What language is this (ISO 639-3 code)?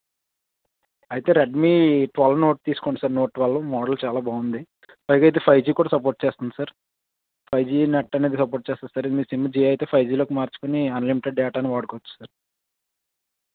tel